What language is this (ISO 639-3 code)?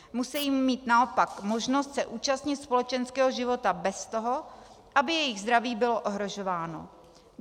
ces